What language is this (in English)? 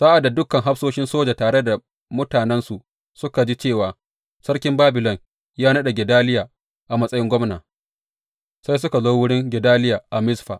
Hausa